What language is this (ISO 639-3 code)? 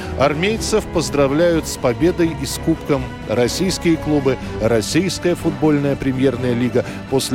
rus